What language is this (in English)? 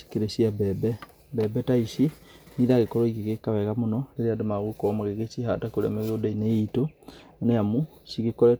Kikuyu